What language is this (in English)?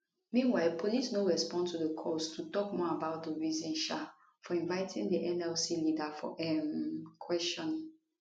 Nigerian Pidgin